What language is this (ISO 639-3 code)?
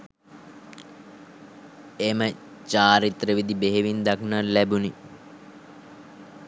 sin